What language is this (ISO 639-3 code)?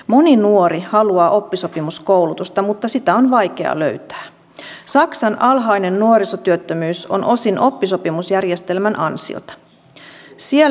fin